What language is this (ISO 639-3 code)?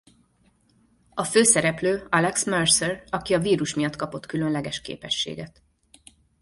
hun